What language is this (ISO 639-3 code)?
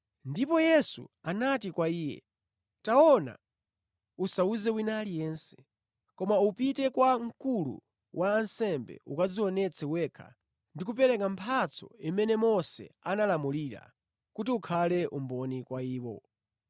nya